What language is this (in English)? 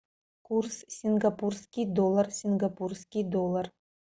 Russian